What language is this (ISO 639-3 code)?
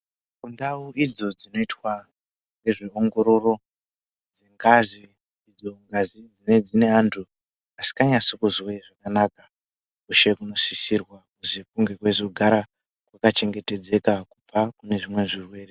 ndc